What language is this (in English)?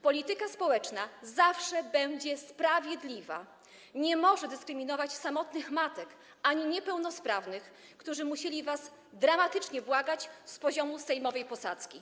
Polish